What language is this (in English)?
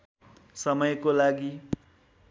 Nepali